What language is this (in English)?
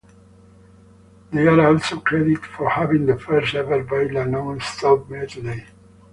English